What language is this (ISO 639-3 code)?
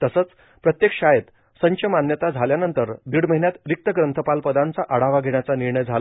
mar